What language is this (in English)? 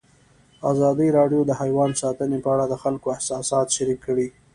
Pashto